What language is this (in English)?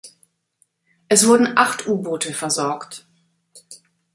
German